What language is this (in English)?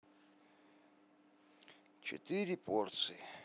Russian